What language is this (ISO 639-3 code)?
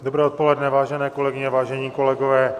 ces